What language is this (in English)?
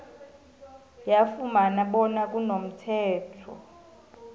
South Ndebele